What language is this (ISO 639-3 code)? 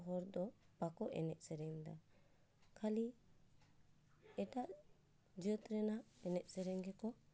sat